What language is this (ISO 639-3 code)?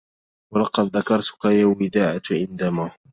ara